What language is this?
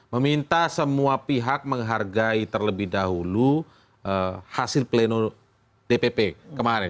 Indonesian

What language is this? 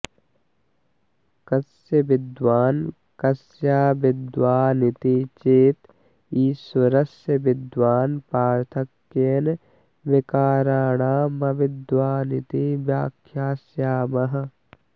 Sanskrit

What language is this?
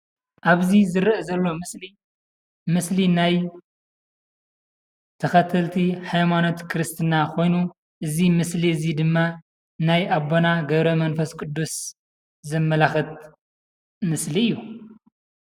Tigrinya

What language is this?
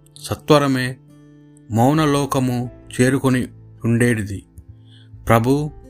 Telugu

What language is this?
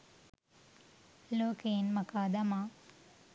Sinhala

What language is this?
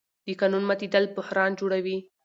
Pashto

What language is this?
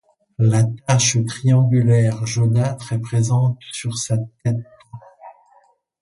French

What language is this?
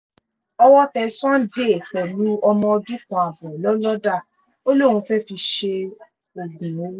Yoruba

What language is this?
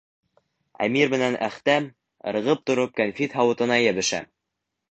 Bashkir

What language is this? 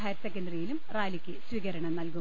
Malayalam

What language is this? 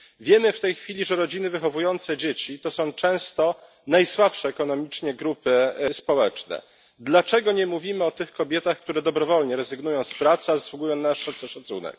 Polish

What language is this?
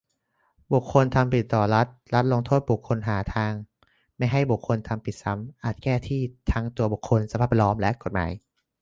Thai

